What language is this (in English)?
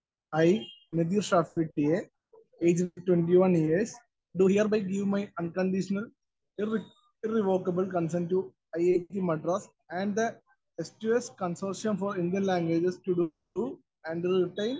Malayalam